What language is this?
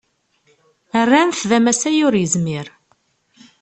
Kabyle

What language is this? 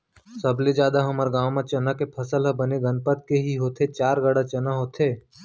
Chhattisgarhi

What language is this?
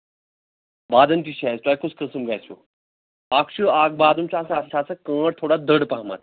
Kashmiri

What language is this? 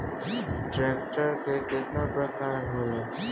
Bhojpuri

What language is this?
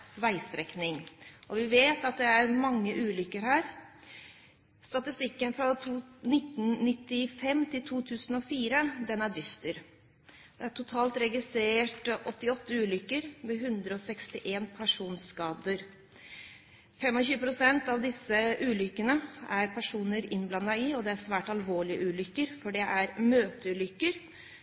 Norwegian Bokmål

